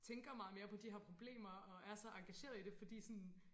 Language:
Danish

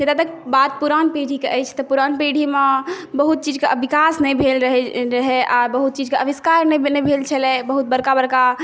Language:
Maithili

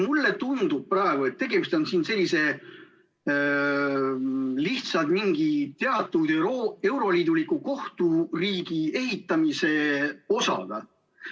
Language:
Estonian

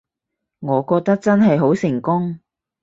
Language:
Cantonese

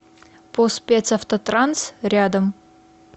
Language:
Russian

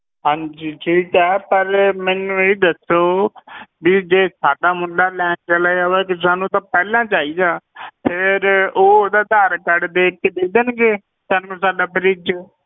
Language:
Punjabi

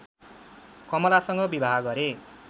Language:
Nepali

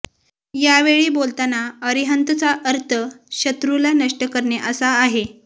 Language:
Marathi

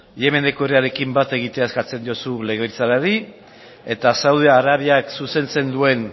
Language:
Basque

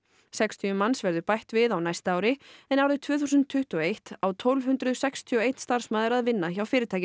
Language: Icelandic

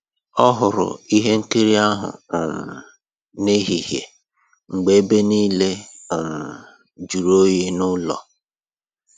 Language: Igbo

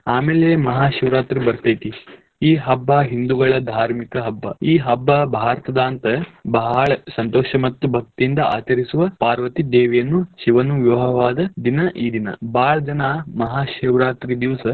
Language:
Kannada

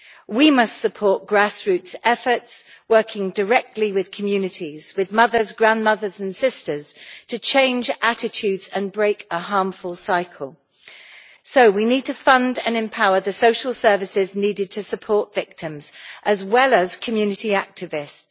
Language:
English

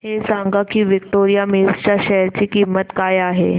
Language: Marathi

